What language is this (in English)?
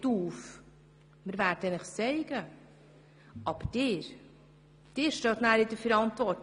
Swiss German